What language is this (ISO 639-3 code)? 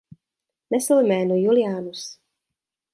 ces